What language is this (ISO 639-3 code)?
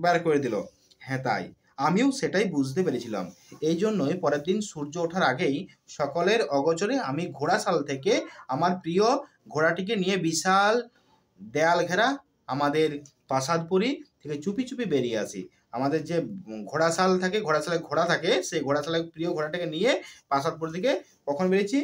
ben